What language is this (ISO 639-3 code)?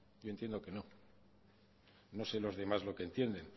spa